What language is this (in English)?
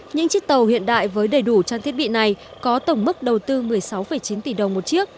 Vietnamese